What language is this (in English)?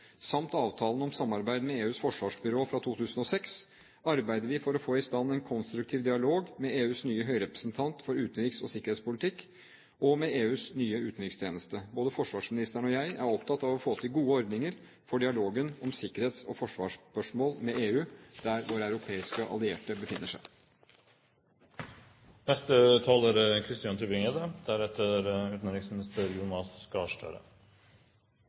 Norwegian Bokmål